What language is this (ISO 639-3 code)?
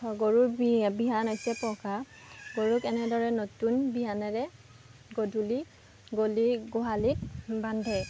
asm